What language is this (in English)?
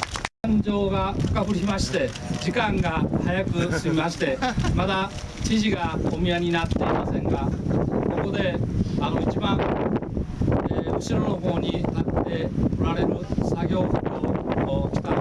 Japanese